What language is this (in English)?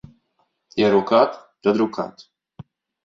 Latvian